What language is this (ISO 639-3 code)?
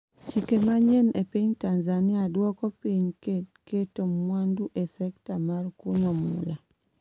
luo